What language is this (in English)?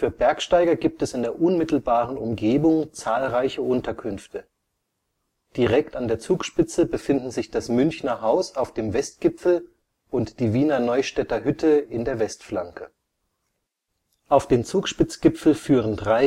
German